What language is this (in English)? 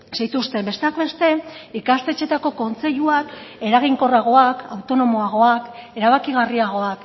Basque